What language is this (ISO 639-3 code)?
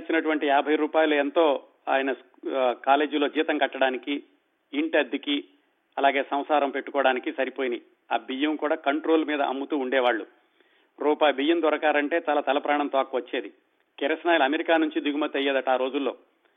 tel